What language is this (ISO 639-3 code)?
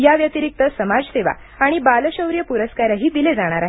mar